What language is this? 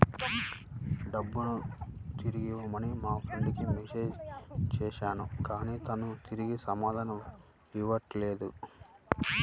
Telugu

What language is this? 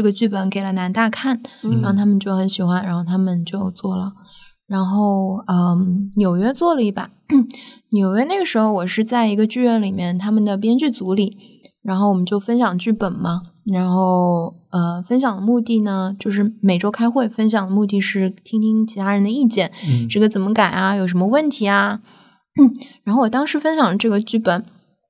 Chinese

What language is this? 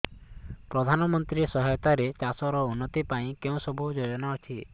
Odia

